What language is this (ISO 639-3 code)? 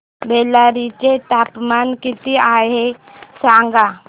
mar